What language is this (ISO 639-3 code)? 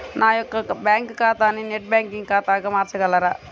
tel